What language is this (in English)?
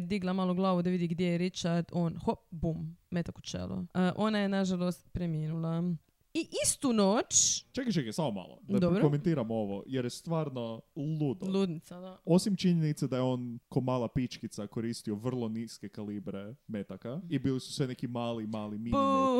Croatian